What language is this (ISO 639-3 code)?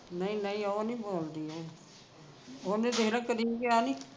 pan